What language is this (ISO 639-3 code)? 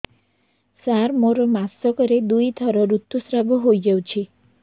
ori